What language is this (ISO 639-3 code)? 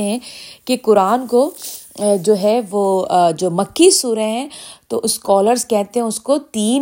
urd